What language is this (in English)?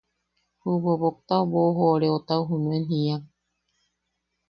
Yaqui